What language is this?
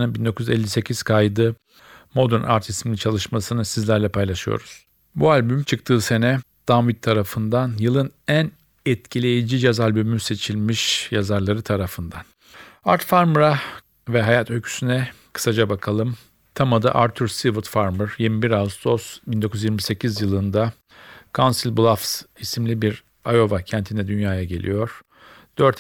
Turkish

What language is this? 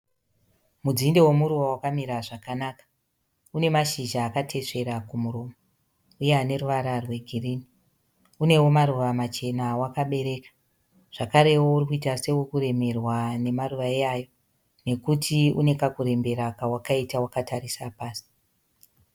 Shona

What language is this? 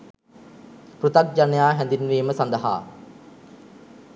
Sinhala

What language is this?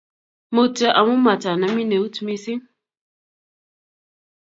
Kalenjin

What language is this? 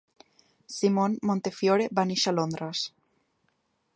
Catalan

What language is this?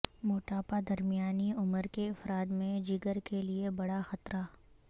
Urdu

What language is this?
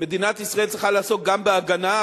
Hebrew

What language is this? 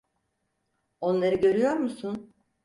Turkish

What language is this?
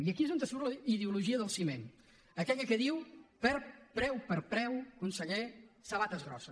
Catalan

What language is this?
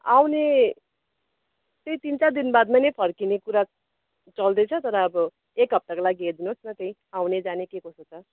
Nepali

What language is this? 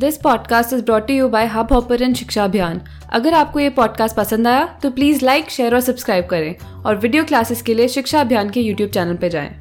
Hindi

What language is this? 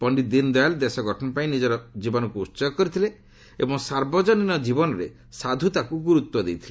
Odia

